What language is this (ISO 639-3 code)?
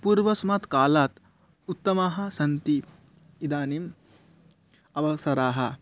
san